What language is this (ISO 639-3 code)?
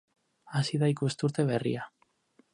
eus